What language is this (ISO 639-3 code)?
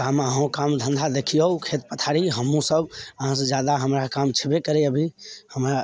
mai